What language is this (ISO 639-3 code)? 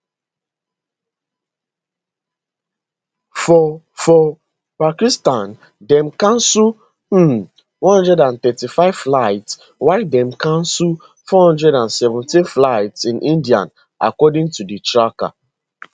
pcm